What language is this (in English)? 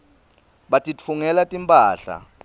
Swati